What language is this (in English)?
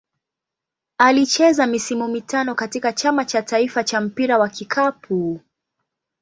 Swahili